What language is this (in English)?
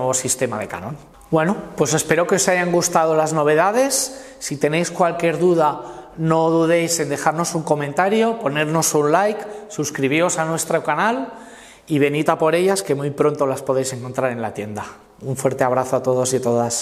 Spanish